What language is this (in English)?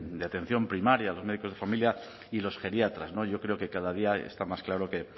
Spanish